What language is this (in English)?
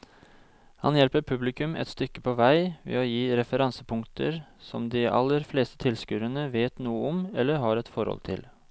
Norwegian